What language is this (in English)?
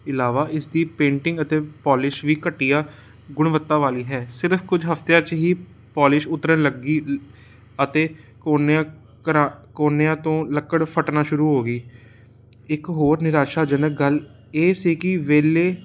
Punjabi